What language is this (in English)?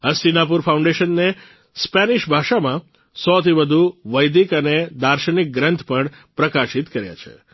Gujarati